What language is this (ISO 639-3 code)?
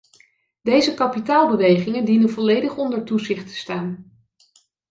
nld